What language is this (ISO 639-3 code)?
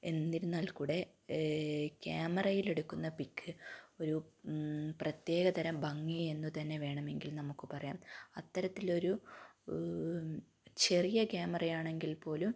mal